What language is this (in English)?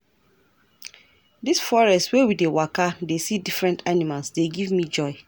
Nigerian Pidgin